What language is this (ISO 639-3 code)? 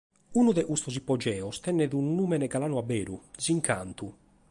srd